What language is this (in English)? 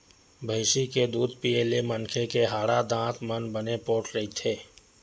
Chhattisgarhi